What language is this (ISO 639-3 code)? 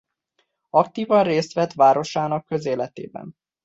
hun